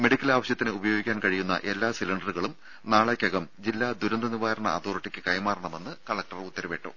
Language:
Malayalam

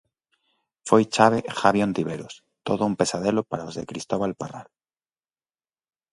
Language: Galician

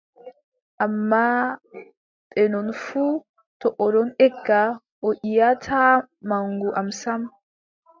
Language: Adamawa Fulfulde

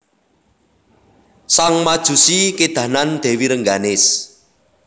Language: Javanese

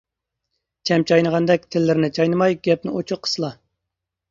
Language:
Uyghur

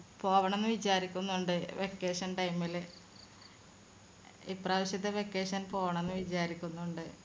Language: Malayalam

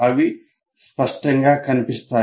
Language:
Telugu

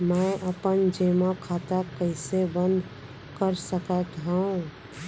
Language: Chhattisgarhi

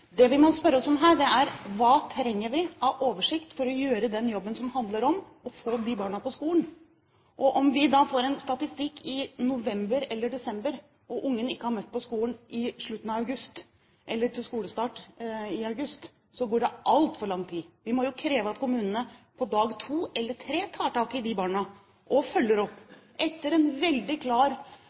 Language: Norwegian Bokmål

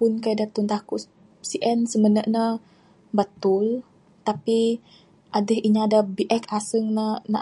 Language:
Bukar-Sadung Bidayuh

